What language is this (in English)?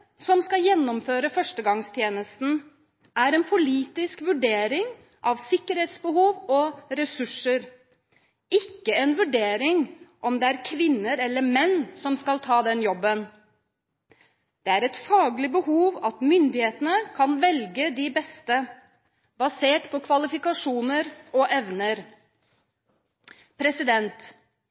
Norwegian Bokmål